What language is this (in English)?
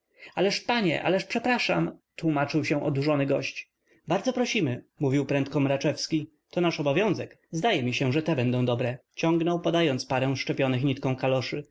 Polish